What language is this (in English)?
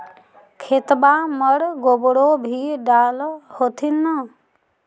Magahi